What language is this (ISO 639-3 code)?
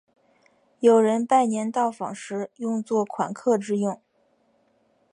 zho